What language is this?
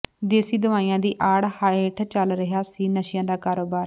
Punjabi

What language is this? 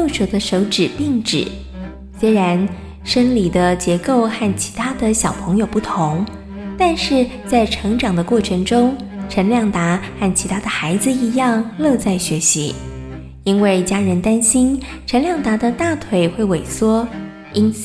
Chinese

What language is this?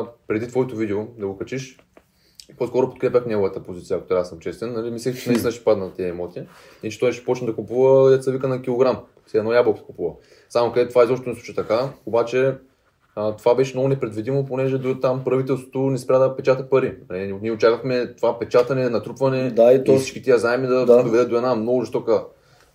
Bulgarian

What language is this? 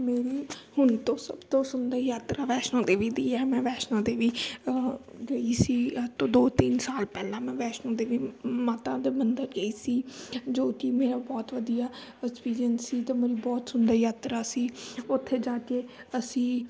Punjabi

